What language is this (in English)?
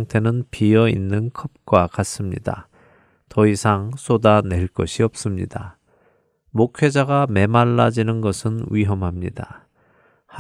Korean